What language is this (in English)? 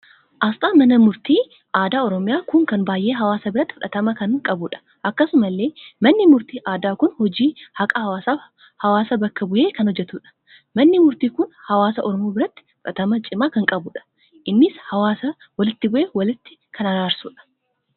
Oromo